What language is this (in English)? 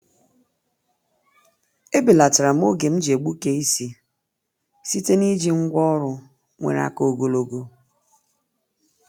Igbo